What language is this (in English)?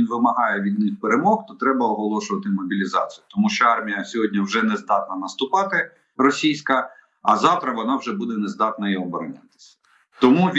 Ukrainian